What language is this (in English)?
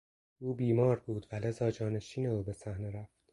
Persian